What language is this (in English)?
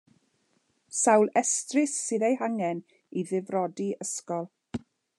Welsh